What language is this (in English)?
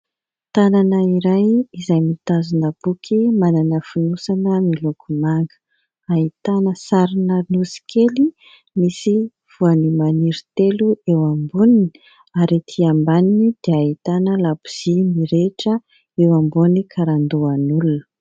Malagasy